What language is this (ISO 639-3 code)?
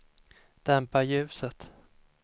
swe